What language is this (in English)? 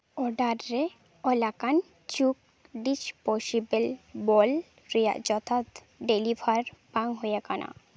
Santali